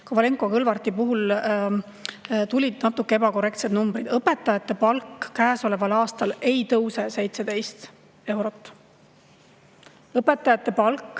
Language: Estonian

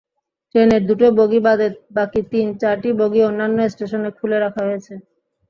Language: Bangla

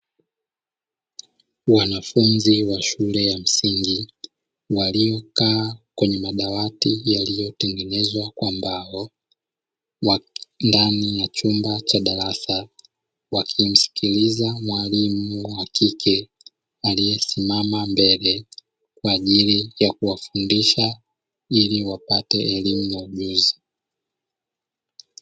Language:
Swahili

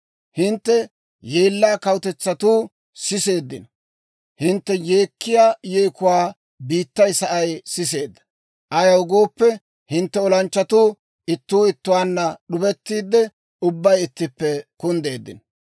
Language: Dawro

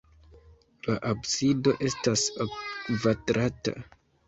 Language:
Esperanto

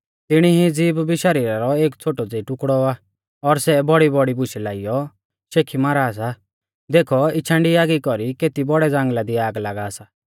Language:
Mahasu Pahari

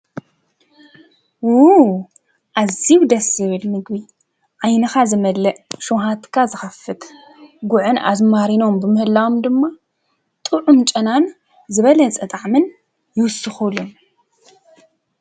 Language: Tigrinya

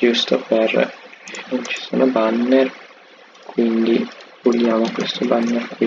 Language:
Italian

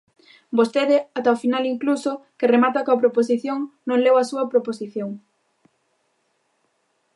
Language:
Galician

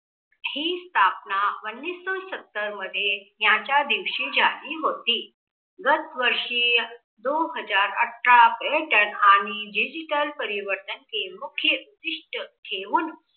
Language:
Marathi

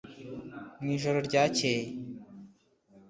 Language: Kinyarwanda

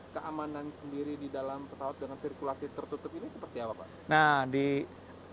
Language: Indonesian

